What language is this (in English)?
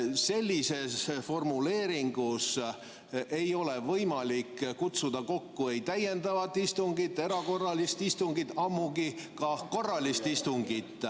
Estonian